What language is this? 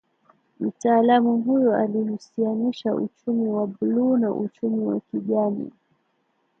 Swahili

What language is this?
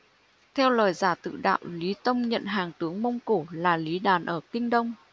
Vietnamese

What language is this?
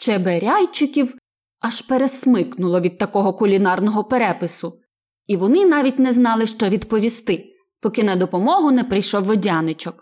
Ukrainian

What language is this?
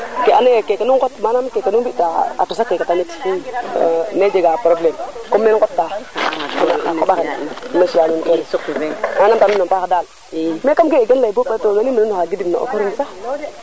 Serer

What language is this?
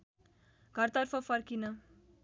Nepali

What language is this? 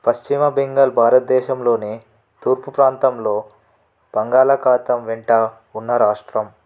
Telugu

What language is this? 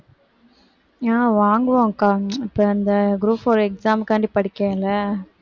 Tamil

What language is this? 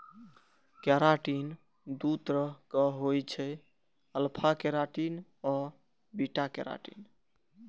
Maithili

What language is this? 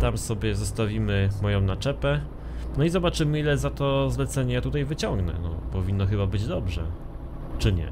Polish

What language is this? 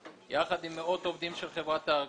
Hebrew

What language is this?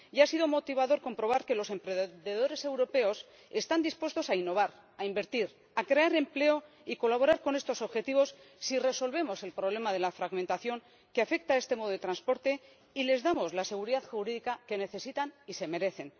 Spanish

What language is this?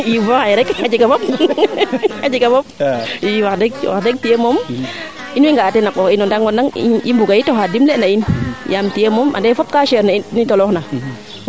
Serer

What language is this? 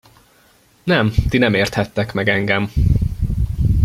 Hungarian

